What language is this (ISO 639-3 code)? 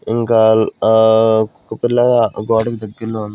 tel